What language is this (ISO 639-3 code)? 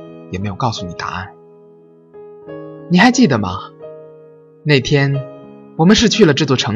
zho